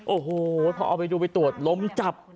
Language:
Thai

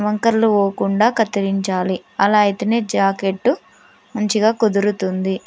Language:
Telugu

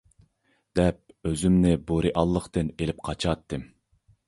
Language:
Uyghur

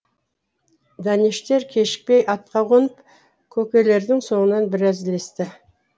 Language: Kazakh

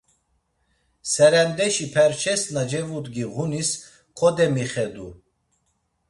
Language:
Laz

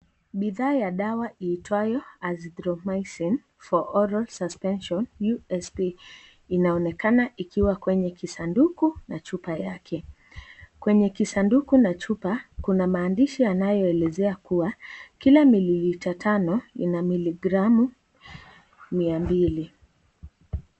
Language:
Swahili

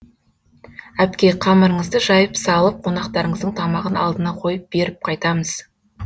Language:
Kazakh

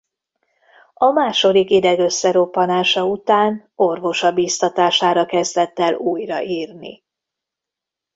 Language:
Hungarian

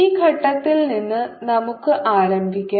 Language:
Malayalam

